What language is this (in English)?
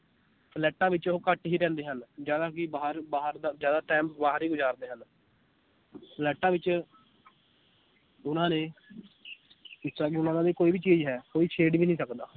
Punjabi